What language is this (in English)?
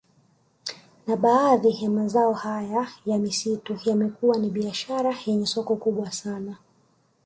Swahili